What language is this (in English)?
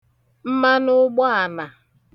Igbo